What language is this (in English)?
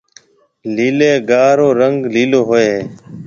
Marwari (Pakistan)